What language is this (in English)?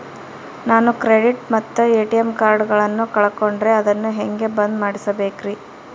Kannada